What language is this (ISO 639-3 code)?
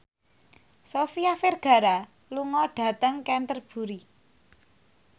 jav